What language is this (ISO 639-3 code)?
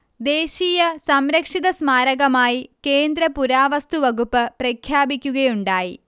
mal